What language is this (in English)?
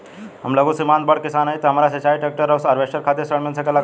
Bhojpuri